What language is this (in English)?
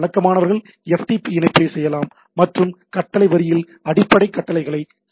Tamil